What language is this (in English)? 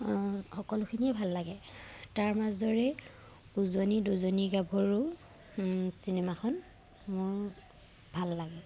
Assamese